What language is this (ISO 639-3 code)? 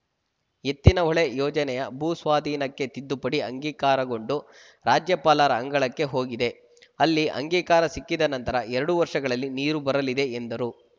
kan